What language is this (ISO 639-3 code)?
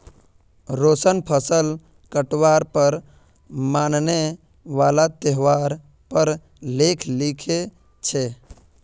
mag